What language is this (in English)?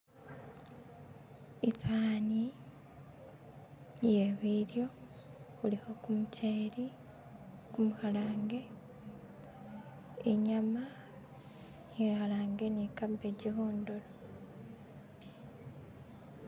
Masaaba